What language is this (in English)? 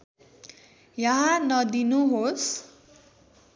Nepali